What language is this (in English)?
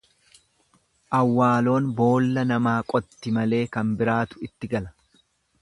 Oromo